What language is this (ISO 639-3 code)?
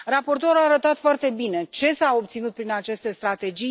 ron